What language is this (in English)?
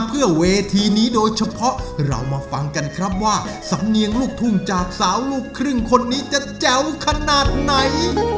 Thai